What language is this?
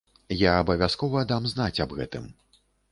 Belarusian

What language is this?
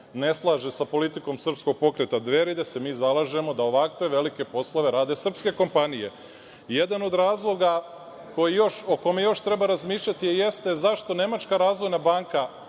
Serbian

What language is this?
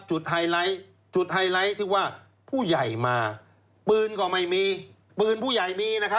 Thai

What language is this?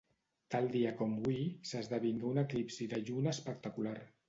Catalan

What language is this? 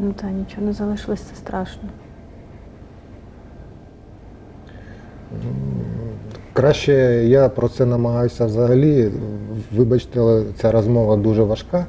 Ukrainian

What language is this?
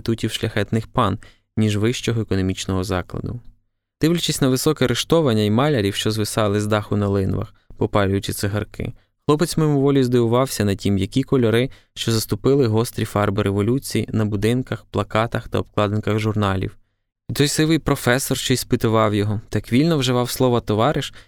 Ukrainian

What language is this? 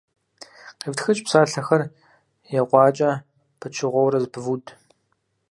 Kabardian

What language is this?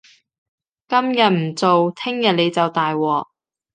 Cantonese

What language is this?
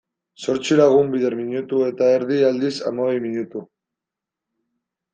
Basque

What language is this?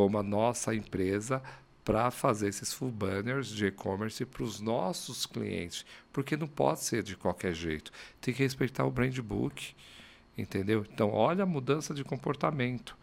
Portuguese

